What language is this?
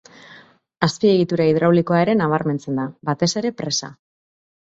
Basque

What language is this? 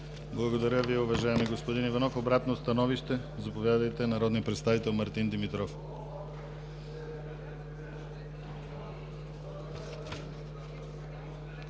Bulgarian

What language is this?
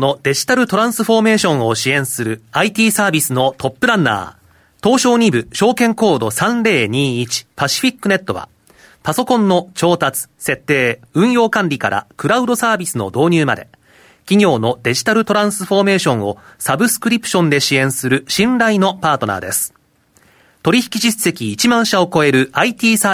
Japanese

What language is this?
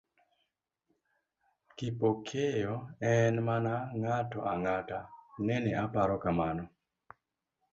Luo (Kenya and Tanzania)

